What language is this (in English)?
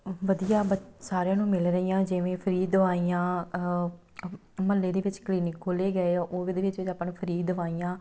Punjabi